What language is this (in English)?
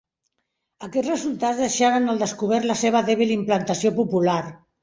Catalan